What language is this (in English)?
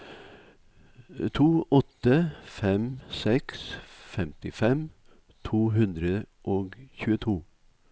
Norwegian